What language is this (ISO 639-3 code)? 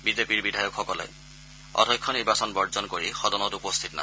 asm